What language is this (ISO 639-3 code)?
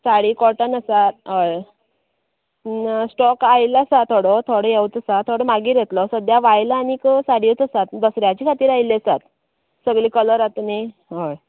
kok